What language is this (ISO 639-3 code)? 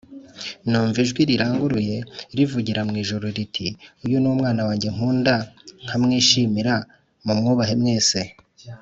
kin